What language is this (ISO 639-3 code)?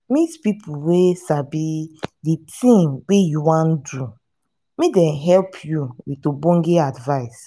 pcm